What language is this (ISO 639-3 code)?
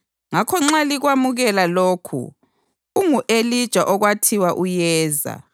nde